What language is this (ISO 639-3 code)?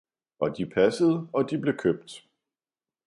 dan